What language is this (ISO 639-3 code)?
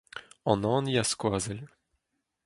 bre